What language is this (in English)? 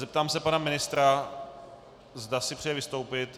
Czech